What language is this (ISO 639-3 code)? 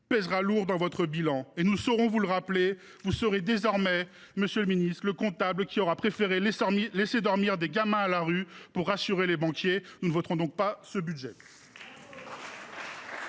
fra